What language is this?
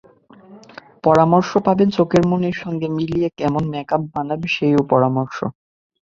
Bangla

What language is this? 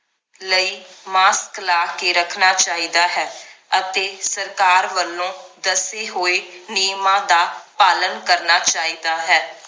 Punjabi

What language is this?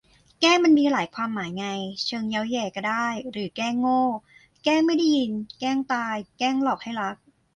Thai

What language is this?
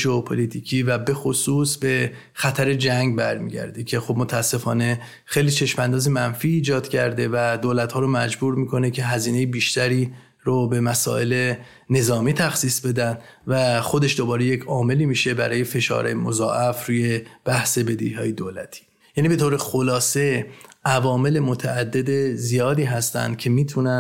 Persian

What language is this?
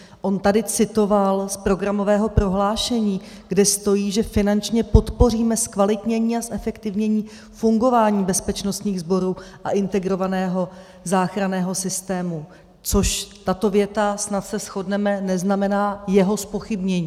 Czech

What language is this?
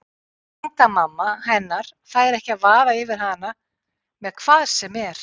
Icelandic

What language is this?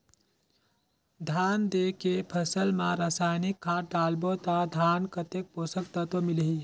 Chhattisgarhi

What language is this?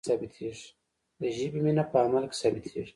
Pashto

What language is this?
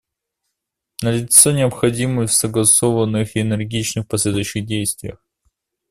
Russian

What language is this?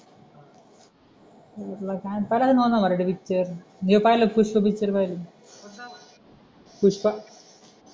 Marathi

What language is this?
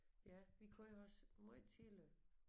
Danish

